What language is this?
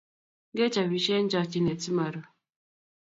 Kalenjin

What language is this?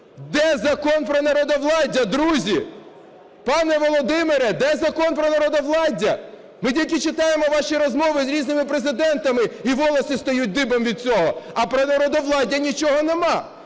Ukrainian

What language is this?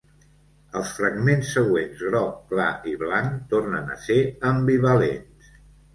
Catalan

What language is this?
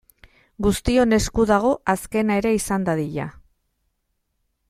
Basque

